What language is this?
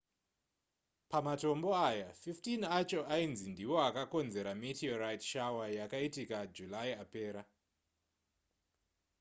Shona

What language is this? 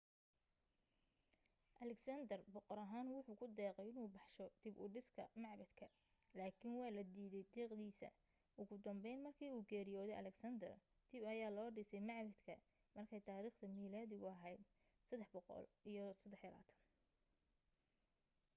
Somali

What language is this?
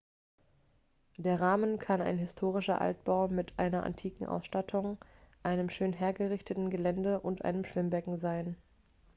German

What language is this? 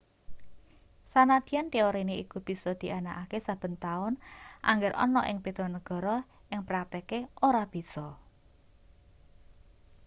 Javanese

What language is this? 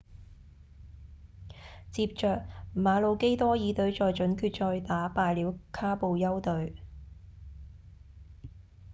Cantonese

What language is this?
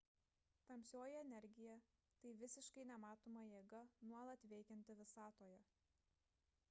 Lithuanian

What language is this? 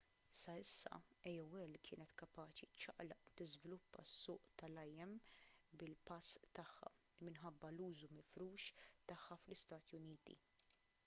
Maltese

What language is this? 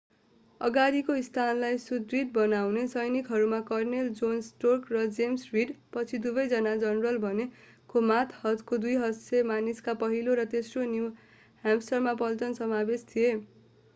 Nepali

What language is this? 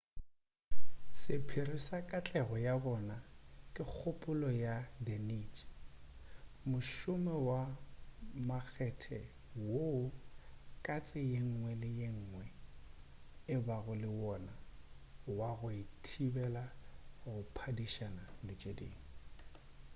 Northern Sotho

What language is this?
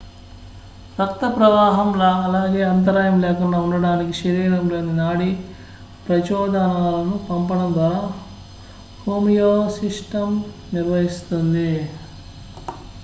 Telugu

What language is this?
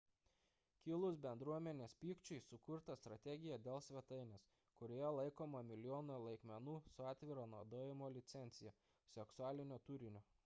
Lithuanian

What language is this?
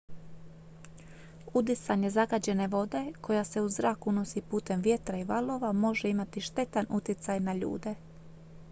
Croatian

